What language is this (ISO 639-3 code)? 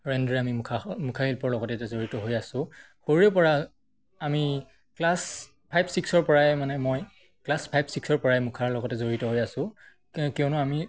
asm